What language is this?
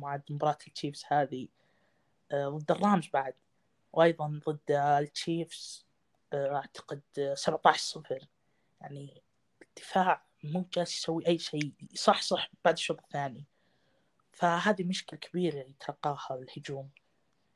Arabic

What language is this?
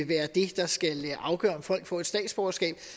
Danish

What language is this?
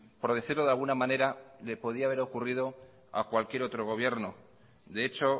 Spanish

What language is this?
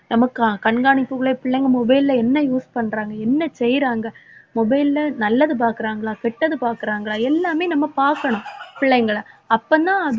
Tamil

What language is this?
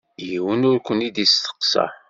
Kabyle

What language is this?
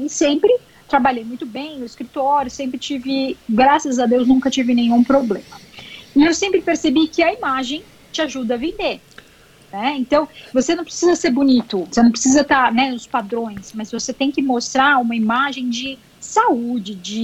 Portuguese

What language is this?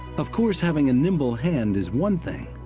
English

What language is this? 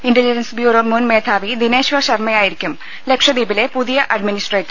Malayalam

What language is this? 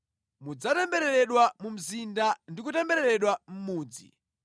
Nyanja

